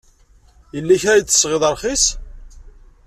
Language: Kabyle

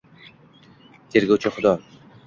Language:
Uzbek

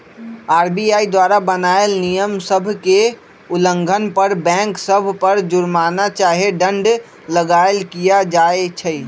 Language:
Magahi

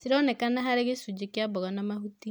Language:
Kikuyu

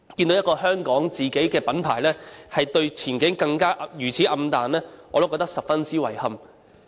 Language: Cantonese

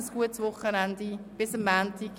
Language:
Swiss German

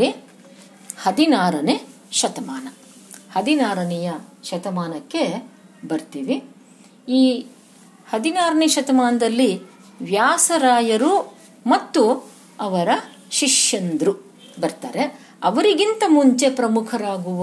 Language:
Kannada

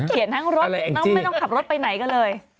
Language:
Thai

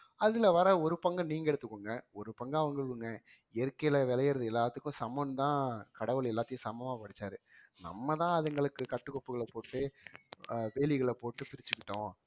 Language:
Tamil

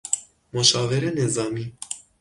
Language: Persian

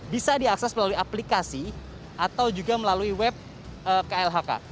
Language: Indonesian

